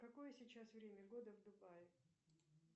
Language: Russian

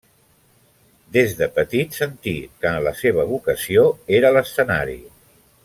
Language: Catalan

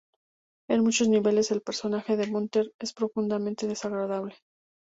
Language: Spanish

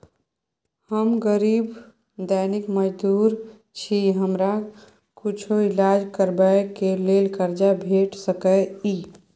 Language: Maithili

